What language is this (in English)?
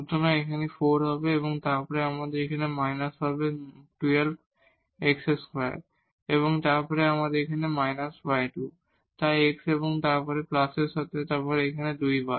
Bangla